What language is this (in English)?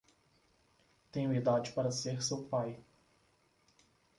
Portuguese